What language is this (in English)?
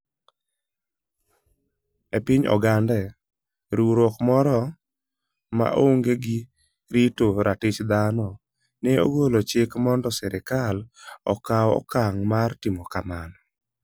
Luo (Kenya and Tanzania)